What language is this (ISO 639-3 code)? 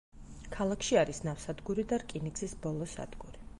kat